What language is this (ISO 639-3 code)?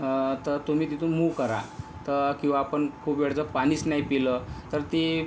mar